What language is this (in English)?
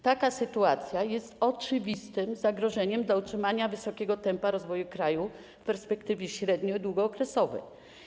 Polish